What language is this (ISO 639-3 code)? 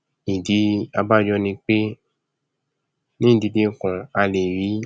yor